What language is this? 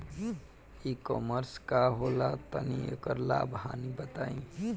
Bhojpuri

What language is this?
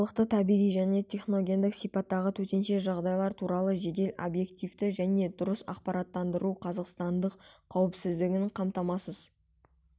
Kazakh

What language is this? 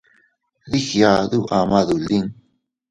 Teutila Cuicatec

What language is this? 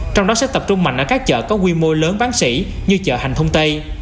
Vietnamese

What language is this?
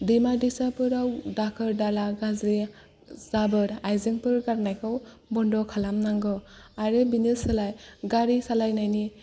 Bodo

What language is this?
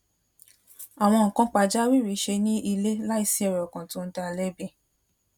Yoruba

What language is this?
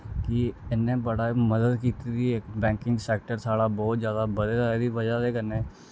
Dogri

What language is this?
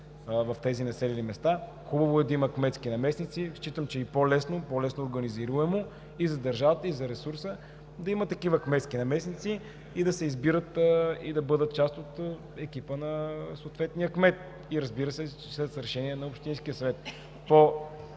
Bulgarian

